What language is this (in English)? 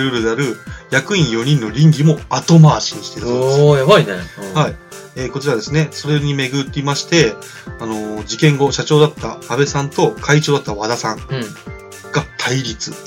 Japanese